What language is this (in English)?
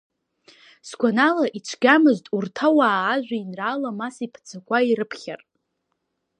Abkhazian